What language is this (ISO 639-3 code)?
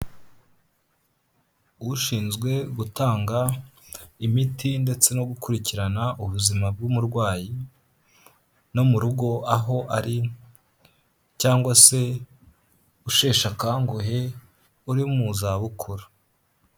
kin